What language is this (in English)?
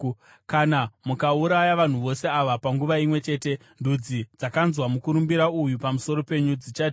Shona